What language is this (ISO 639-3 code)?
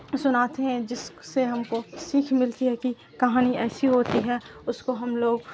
urd